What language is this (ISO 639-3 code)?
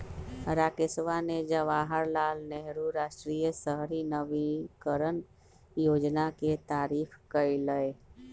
mag